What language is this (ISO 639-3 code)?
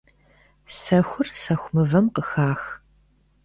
kbd